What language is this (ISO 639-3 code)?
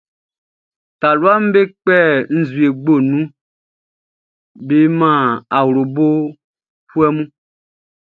bci